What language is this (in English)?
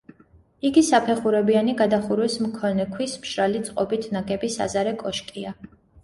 Georgian